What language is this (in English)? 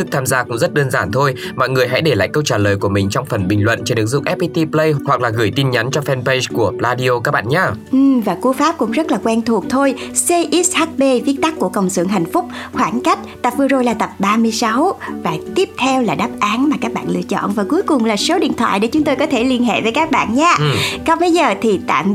Vietnamese